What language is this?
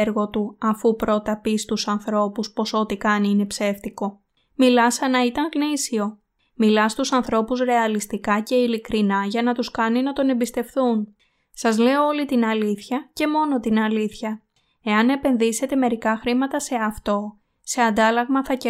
Greek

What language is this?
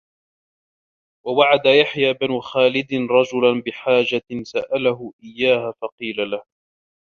Arabic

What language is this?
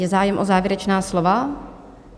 Czech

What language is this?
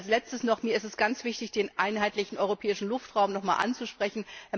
German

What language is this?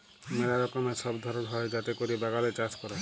Bangla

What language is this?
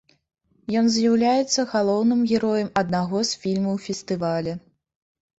Belarusian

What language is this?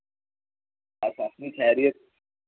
Dogri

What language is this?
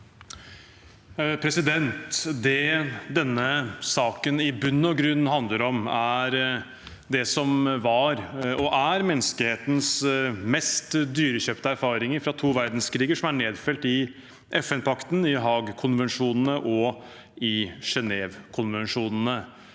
Norwegian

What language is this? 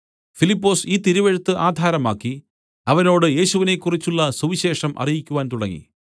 Malayalam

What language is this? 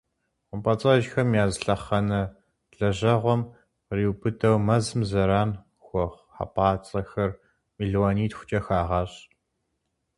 Kabardian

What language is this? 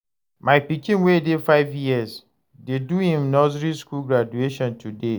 Nigerian Pidgin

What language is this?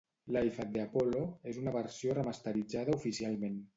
Catalan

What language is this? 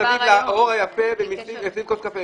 Hebrew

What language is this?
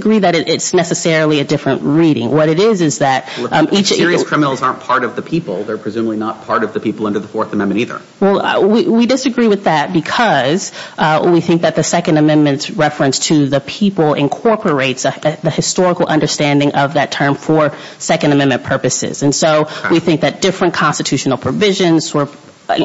English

